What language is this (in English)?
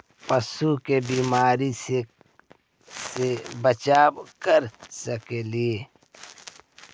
Magahi